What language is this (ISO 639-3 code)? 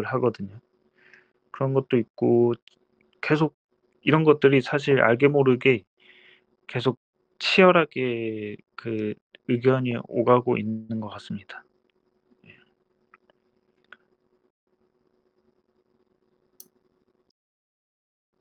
kor